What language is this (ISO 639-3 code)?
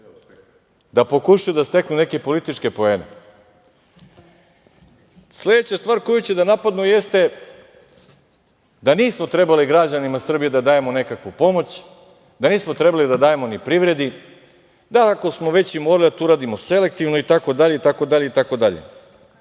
srp